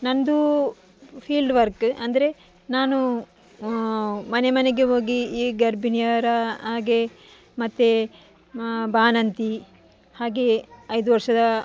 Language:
Kannada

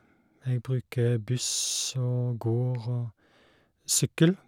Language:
Norwegian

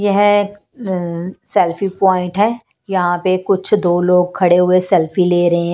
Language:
Hindi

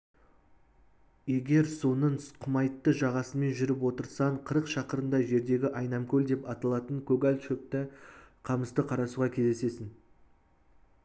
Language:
Kazakh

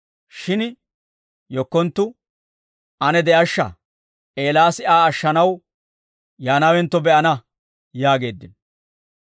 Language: Dawro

